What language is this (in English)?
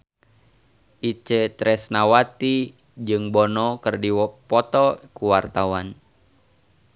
Sundanese